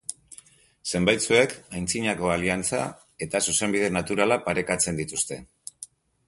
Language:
Basque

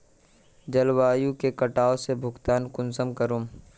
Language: Magahi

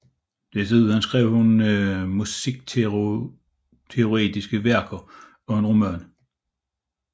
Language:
Danish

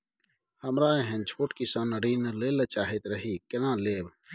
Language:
Maithili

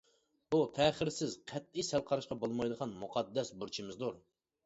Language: Uyghur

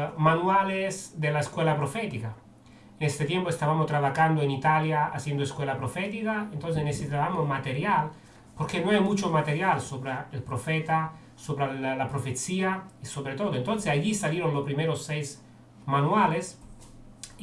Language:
Spanish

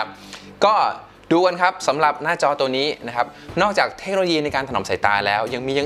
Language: Thai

